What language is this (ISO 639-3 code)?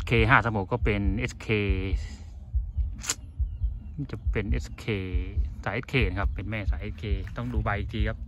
tha